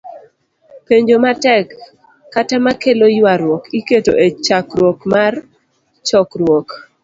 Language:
Luo (Kenya and Tanzania)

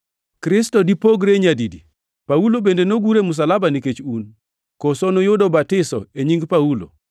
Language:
Luo (Kenya and Tanzania)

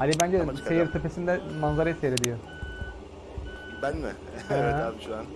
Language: Turkish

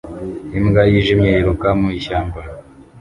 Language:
Kinyarwanda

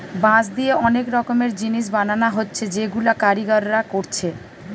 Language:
Bangla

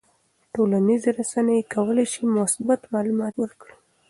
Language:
Pashto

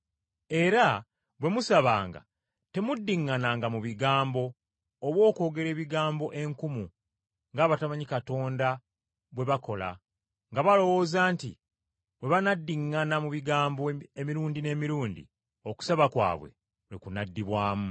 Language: Ganda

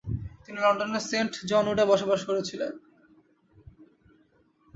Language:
Bangla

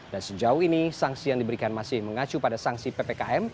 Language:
Indonesian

